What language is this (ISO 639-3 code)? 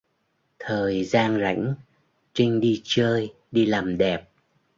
vie